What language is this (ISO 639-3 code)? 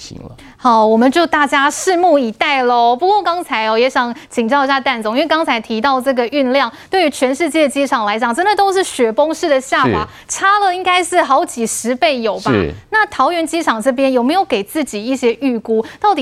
zho